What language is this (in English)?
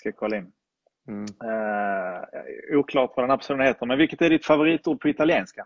Swedish